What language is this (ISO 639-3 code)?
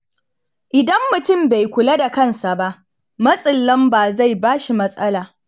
hau